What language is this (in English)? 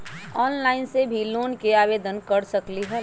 Magahi